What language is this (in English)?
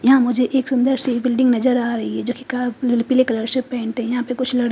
Hindi